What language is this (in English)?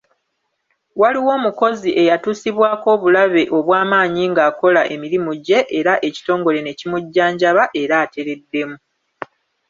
Ganda